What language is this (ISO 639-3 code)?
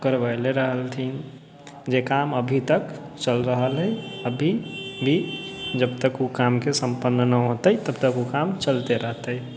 mai